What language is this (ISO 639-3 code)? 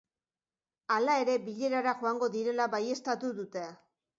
eus